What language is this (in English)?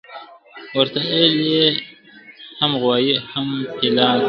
Pashto